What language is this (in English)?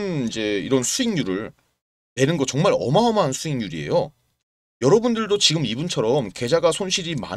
Korean